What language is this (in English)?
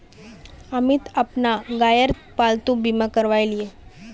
Magahi